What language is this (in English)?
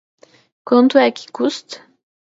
Portuguese